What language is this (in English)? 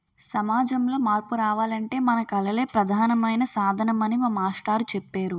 Telugu